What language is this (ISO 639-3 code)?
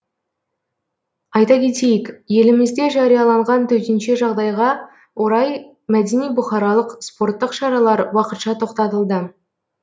kaz